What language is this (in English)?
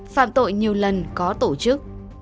Vietnamese